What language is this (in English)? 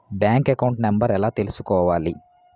Telugu